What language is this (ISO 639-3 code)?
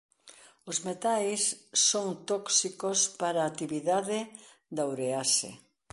glg